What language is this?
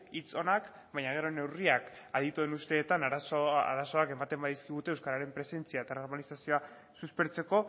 Basque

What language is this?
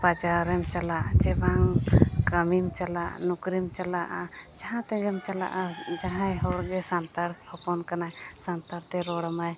Santali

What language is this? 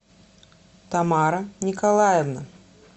Russian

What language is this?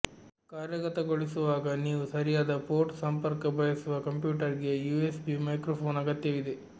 Kannada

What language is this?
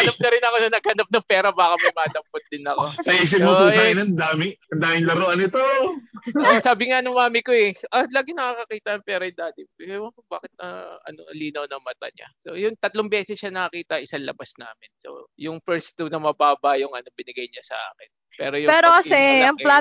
Filipino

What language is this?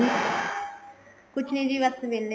Punjabi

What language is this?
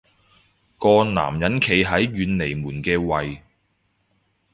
Cantonese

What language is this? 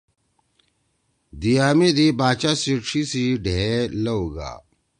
Torwali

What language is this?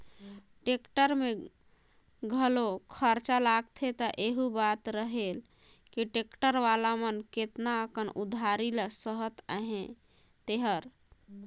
Chhattisgarhi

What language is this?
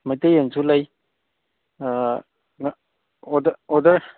Manipuri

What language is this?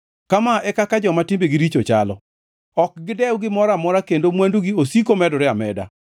Luo (Kenya and Tanzania)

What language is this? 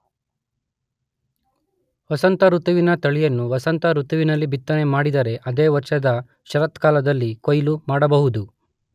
Kannada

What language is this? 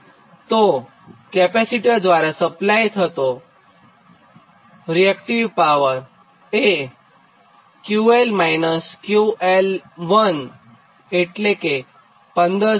Gujarati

